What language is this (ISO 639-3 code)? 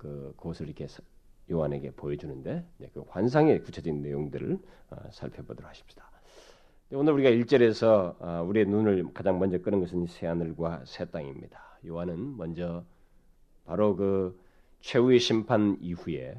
kor